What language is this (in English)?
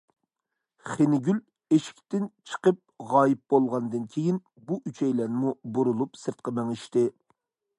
Uyghur